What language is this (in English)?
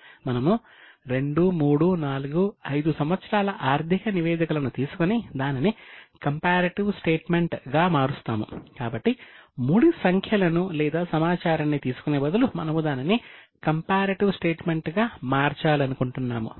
Telugu